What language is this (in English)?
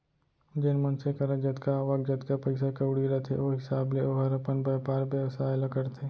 Chhattisgarhi